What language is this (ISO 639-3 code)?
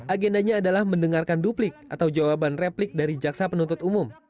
ind